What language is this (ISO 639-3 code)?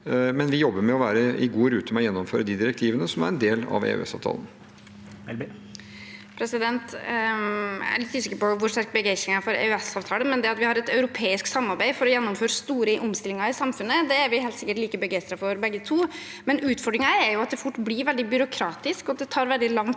nor